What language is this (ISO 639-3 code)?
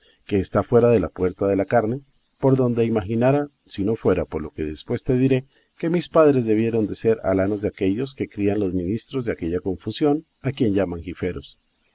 spa